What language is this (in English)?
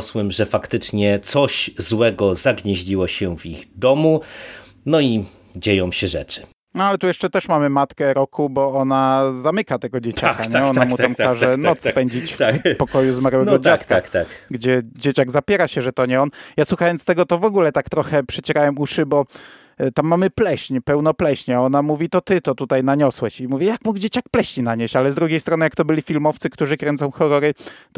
Polish